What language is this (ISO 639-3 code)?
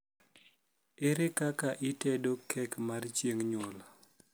luo